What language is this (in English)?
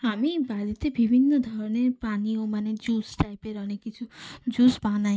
Bangla